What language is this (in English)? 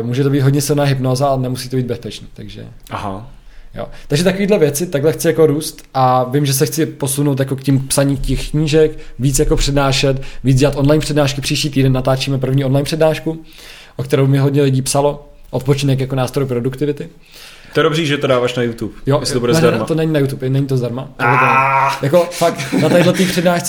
Czech